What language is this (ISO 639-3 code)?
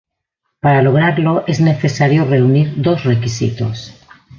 spa